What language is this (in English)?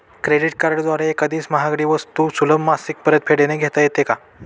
Marathi